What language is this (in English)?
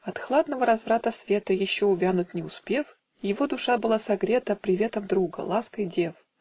Russian